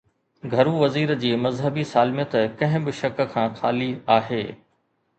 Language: Sindhi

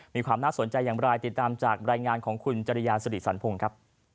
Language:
Thai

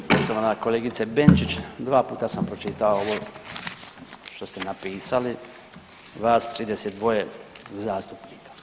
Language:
Croatian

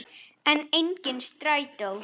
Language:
Icelandic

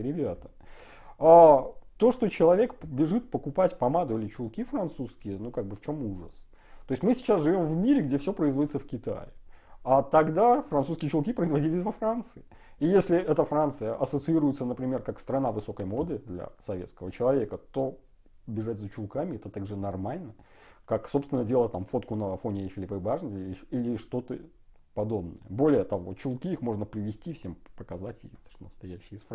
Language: Russian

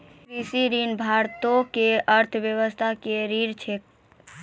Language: Maithili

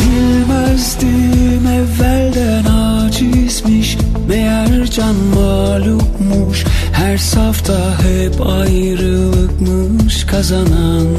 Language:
Turkish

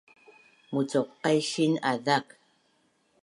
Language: Bunun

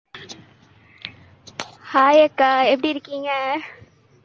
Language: Tamil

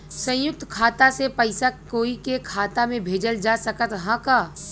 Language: Bhojpuri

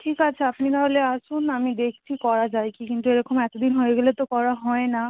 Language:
Bangla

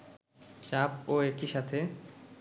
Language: Bangla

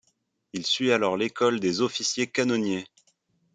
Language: French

